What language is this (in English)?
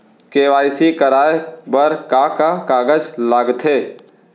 Chhattisgarhi